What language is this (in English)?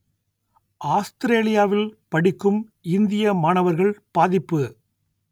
Tamil